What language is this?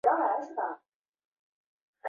Chinese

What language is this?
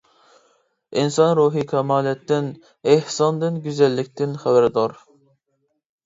Uyghur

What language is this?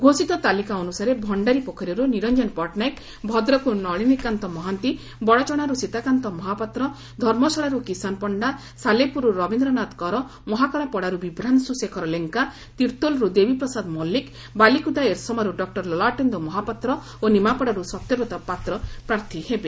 Odia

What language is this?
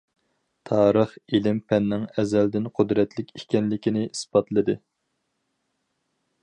Uyghur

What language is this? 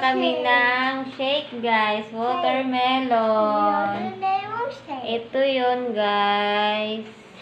Polish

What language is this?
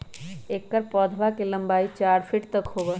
Magahi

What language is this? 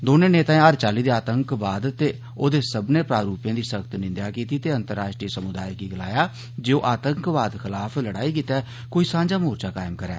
Dogri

